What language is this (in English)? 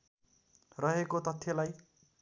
Nepali